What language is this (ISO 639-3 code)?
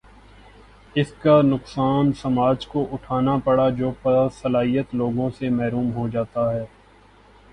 urd